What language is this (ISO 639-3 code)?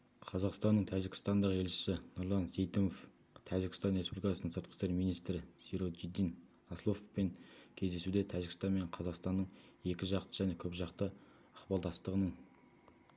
kaz